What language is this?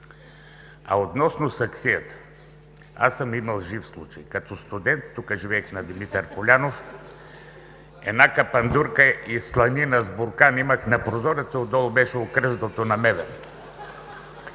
Bulgarian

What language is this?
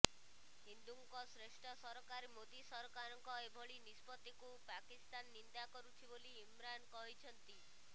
Odia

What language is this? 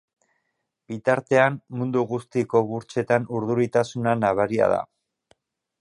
Basque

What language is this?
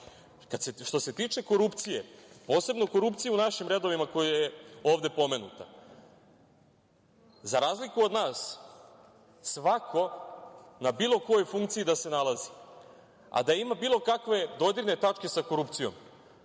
Serbian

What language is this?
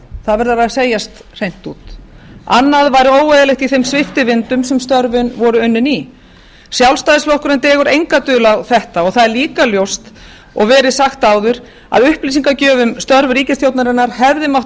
Icelandic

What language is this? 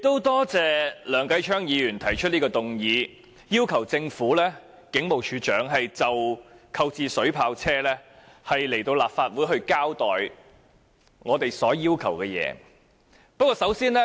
Cantonese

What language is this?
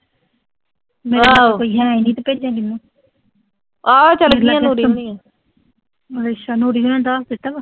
Punjabi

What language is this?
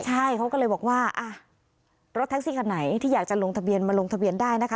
Thai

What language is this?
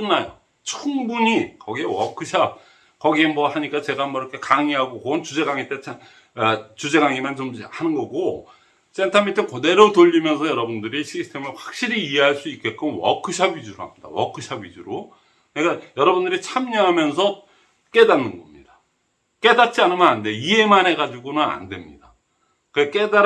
Korean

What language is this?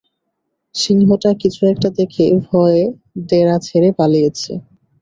Bangla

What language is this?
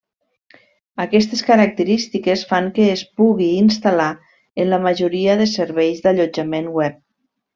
Catalan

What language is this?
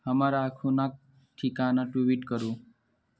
Maithili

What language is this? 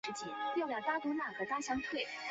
Chinese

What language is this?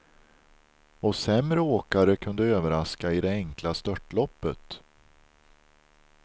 Swedish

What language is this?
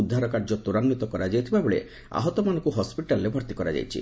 Odia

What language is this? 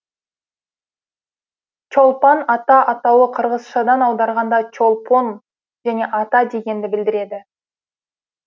Kazakh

